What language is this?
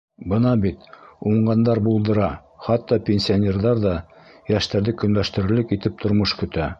Bashkir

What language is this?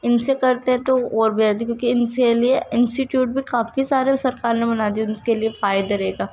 Urdu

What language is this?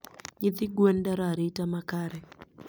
Luo (Kenya and Tanzania)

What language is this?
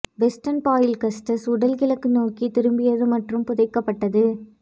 Tamil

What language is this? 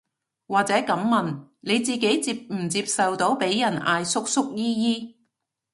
Cantonese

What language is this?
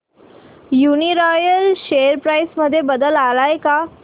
Marathi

